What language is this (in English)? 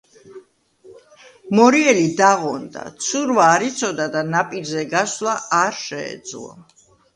Georgian